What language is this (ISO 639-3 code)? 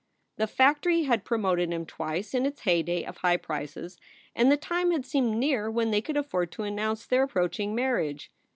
eng